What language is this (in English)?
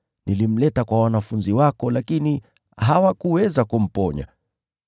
Swahili